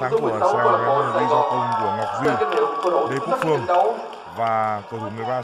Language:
Vietnamese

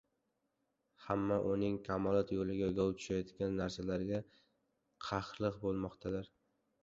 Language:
Uzbek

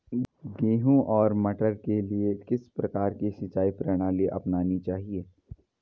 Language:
Hindi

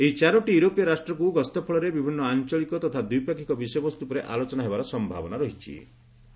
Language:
Odia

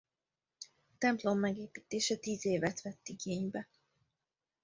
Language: Hungarian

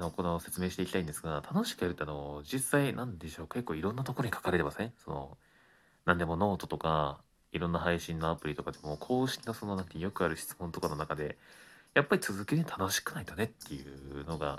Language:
Japanese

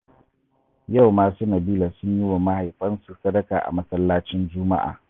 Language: Hausa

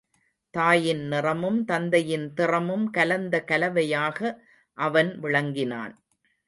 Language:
Tamil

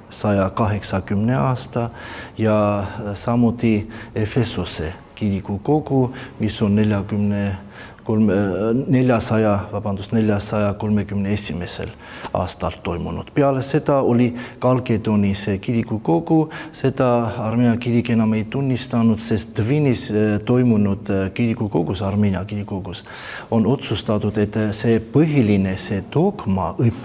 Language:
Romanian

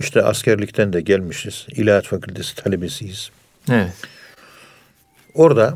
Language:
Turkish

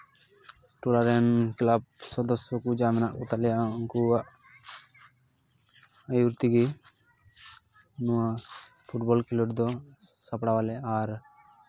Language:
Santali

